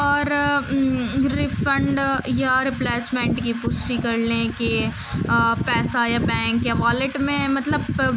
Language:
Urdu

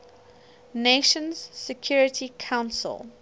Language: English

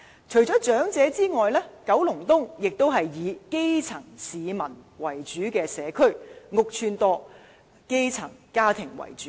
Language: Cantonese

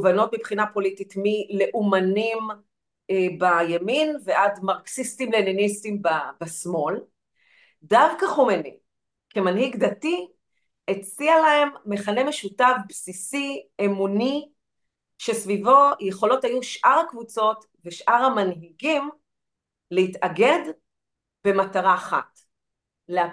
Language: Hebrew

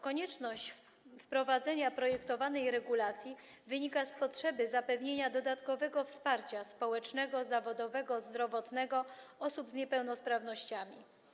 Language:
Polish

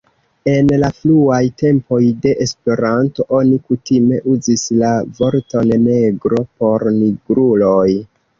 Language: Esperanto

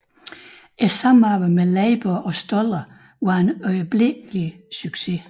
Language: Danish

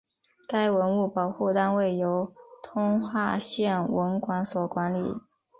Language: Chinese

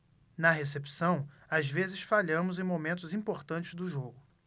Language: Portuguese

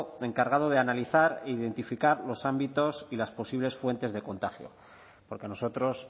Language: Spanish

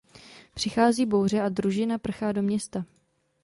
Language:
Czech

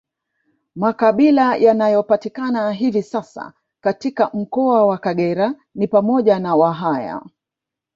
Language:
Swahili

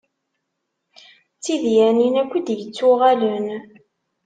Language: Kabyle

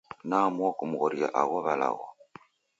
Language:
Taita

